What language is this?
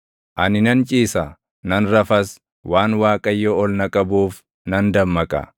Oromo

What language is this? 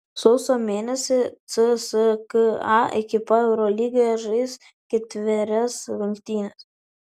Lithuanian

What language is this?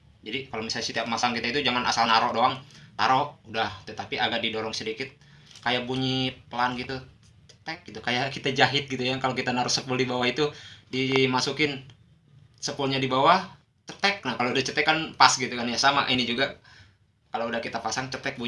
Indonesian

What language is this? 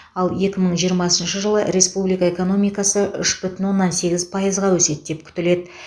Kazakh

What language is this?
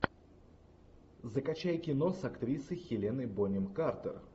Russian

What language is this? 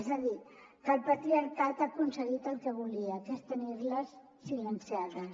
Catalan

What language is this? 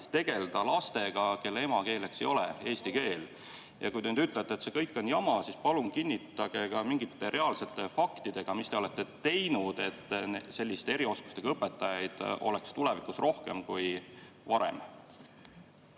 Estonian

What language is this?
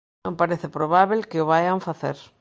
Galician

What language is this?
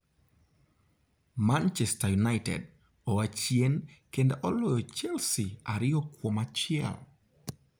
Luo (Kenya and Tanzania)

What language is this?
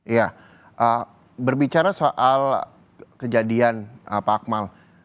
Indonesian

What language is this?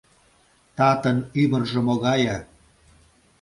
Mari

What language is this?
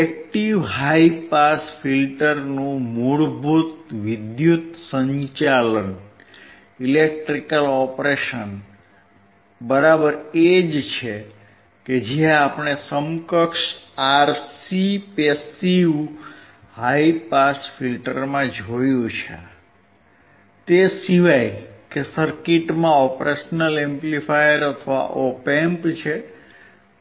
Gujarati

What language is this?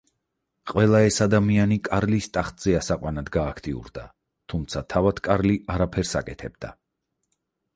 Georgian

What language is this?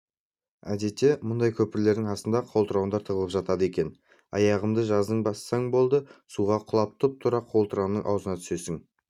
Kazakh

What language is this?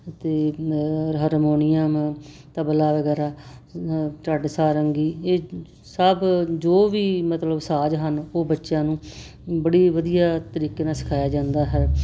Punjabi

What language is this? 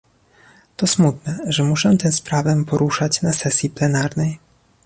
Polish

